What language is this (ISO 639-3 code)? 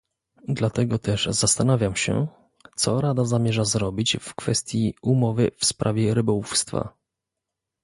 pol